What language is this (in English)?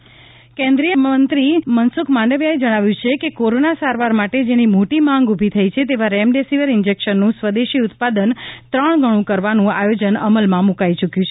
Gujarati